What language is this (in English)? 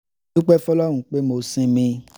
Yoruba